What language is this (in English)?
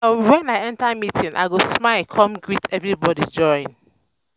Nigerian Pidgin